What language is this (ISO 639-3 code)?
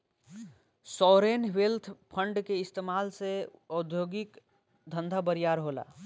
bho